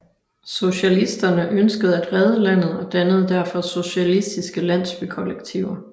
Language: Danish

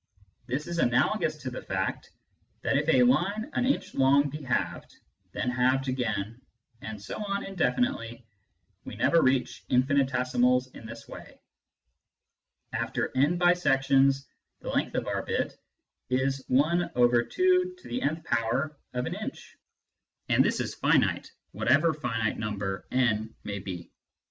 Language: English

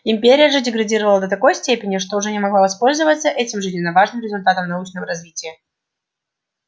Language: Russian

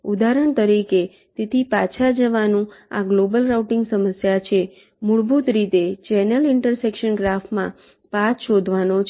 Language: Gujarati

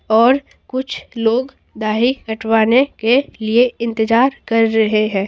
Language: Hindi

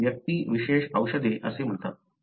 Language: Marathi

